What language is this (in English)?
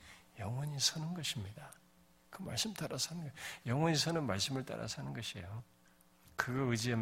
Korean